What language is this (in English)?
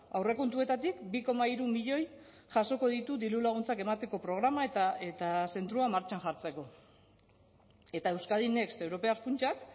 Basque